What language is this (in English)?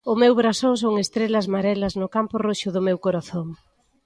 Galician